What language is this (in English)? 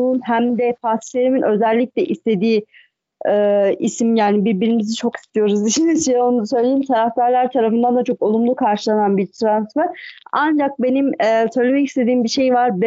Turkish